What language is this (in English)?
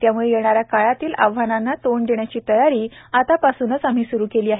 Marathi